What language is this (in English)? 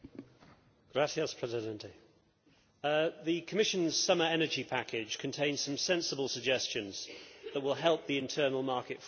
English